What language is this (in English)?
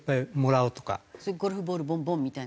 Japanese